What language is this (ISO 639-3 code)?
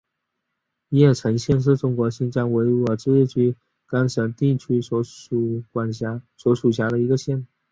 zho